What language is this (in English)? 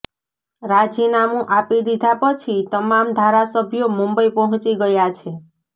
Gujarati